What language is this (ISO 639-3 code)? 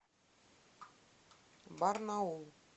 rus